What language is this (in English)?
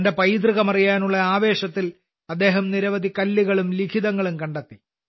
Malayalam